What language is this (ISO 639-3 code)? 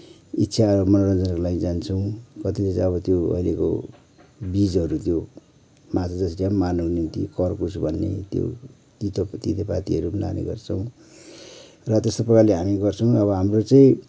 nep